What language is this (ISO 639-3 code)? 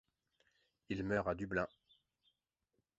fra